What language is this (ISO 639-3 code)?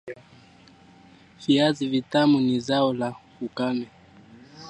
swa